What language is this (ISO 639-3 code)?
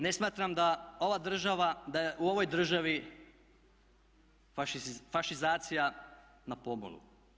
hrv